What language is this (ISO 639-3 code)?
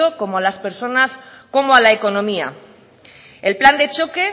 spa